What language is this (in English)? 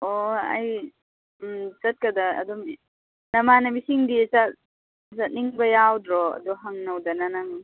Manipuri